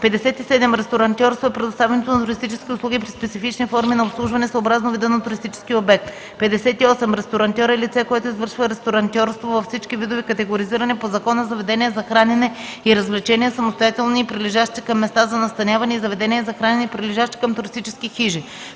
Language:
Bulgarian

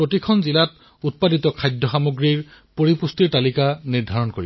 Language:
Assamese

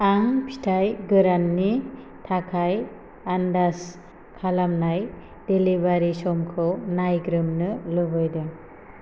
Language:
Bodo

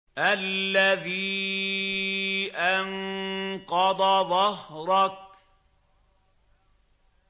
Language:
Arabic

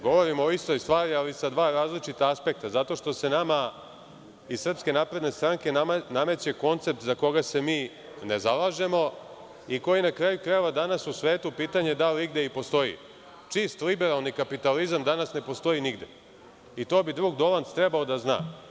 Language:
Serbian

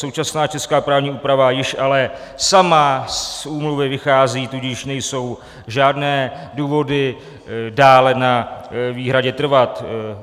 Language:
Czech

